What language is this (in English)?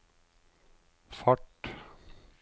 Norwegian